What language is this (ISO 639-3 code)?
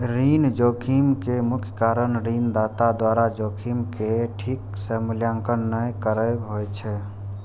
mai